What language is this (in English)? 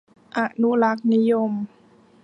Thai